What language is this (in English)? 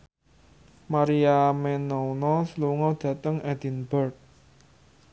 Javanese